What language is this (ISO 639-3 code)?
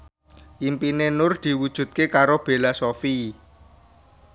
jav